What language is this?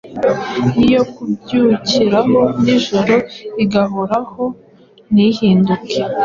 Kinyarwanda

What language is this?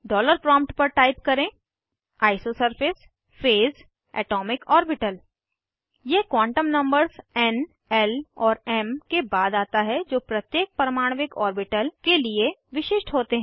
Hindi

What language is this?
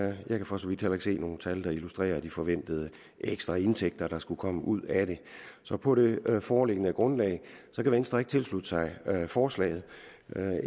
Danish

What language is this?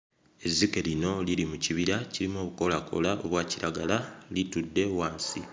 Ganda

